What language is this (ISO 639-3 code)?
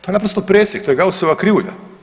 hrv